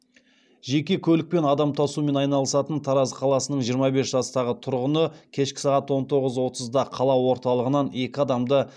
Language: Kazakh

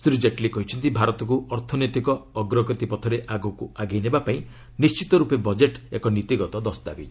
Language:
Odia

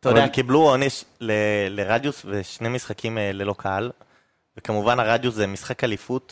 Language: Hebrew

